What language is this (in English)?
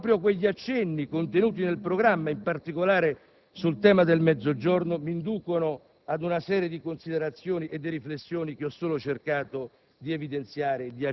Italian